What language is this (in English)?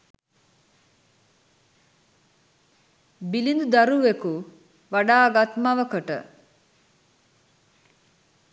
Sinhala